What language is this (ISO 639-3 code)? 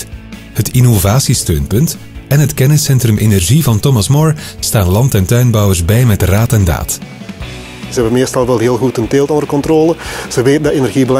nld